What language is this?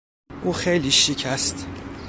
Persian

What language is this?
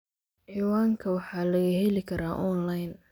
Somali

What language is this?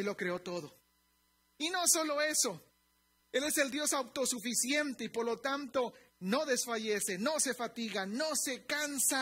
Spanish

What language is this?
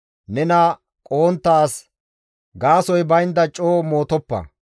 Gamo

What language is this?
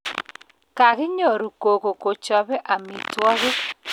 Kalenjin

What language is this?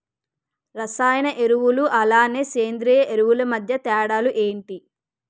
Telugu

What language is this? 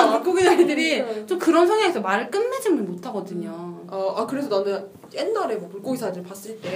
Korean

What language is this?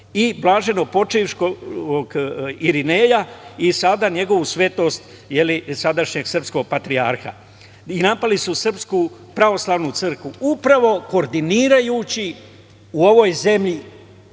Serbian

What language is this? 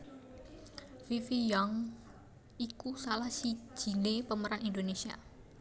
Javanese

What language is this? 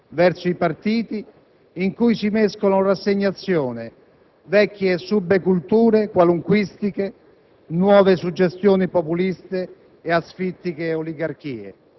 Italian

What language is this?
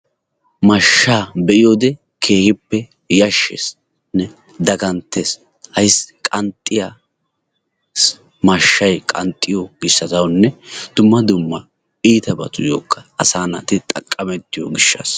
Wolaytta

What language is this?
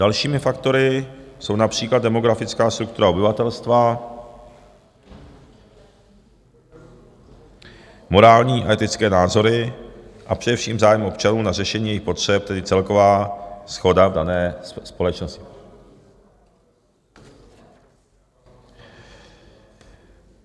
Czech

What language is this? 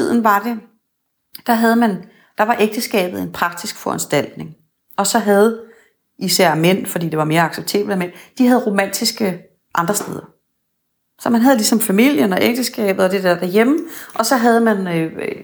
Danish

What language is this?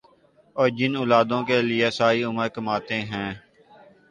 Urdu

